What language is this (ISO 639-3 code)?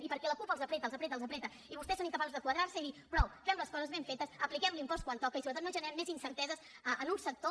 cat